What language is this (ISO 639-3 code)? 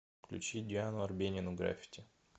rus